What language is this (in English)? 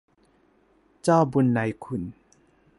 Thai